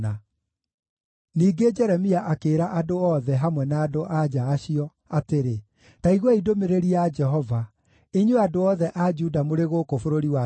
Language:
Kikuyu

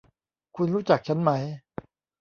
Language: Thai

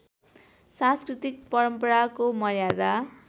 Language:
Nepali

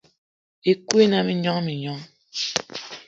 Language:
Eton (Cameroon)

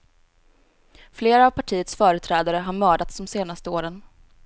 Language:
Swedish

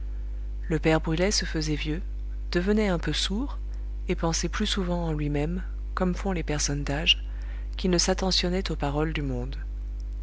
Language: French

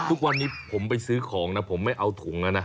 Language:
Thai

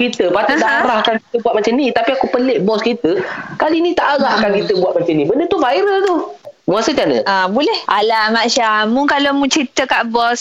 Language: Malay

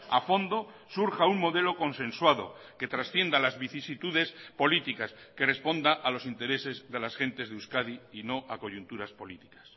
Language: Spanish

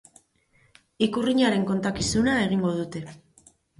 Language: Basque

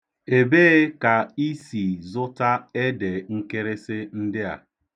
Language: Igbo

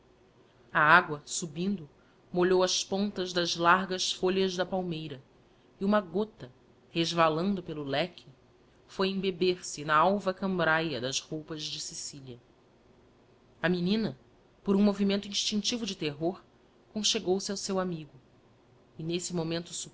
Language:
Portuguese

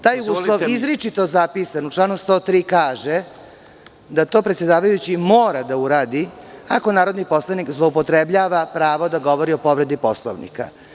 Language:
Serbian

